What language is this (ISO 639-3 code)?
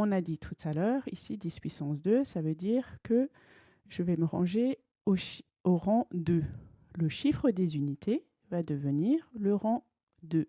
fra